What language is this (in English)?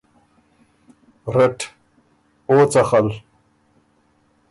Ormuri